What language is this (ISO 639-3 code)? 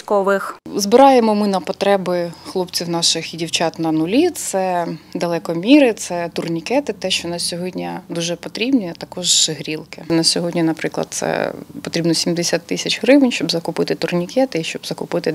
ukr